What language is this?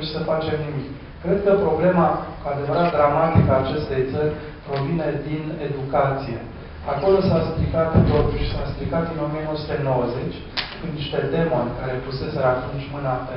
Romanian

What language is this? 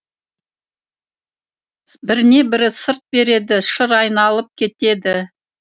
Kazakh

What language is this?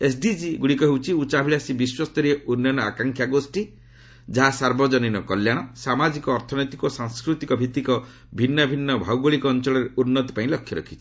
Odia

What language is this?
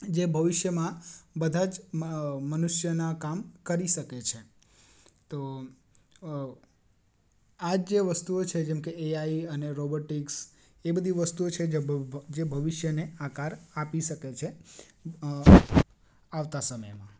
Gujarati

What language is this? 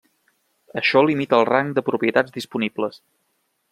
Catalan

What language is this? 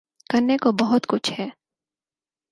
Urdu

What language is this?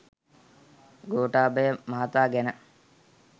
Sinhala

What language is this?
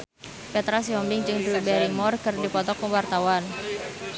Sundanese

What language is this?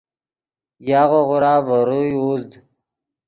Yidgha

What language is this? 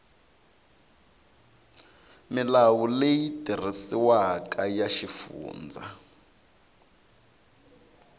Tsonga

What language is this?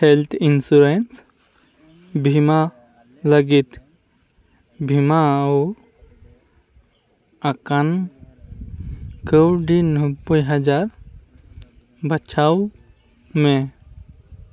Santali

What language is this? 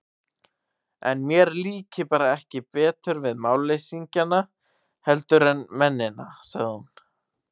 Icelandic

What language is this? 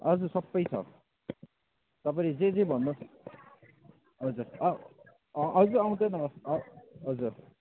Nepali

